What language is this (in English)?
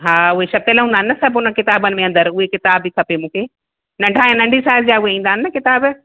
Sindhi